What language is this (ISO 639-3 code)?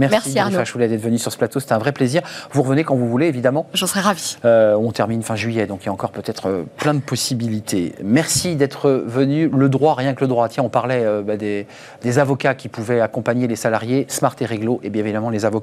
fra